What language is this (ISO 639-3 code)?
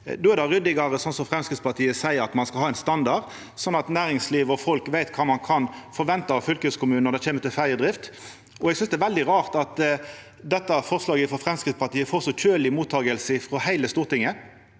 nor